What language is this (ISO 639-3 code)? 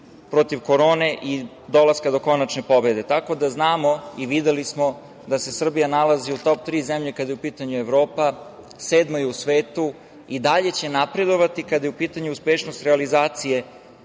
srp